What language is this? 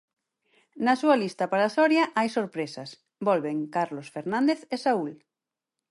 Galician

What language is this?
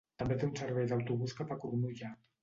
Catalan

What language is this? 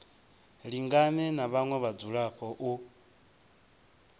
Venda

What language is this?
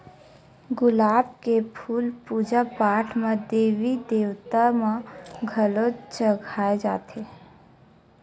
Chhattisgarhi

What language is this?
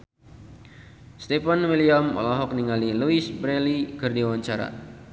Sundanese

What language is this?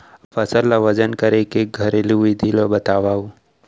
Chhattisgarhi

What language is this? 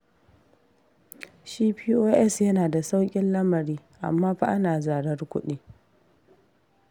Hausa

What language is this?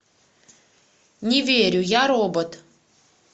Russian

